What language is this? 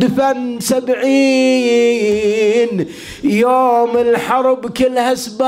Arabic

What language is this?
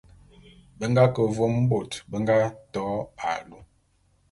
Bulu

